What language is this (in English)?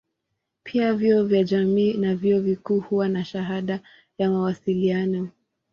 Swahili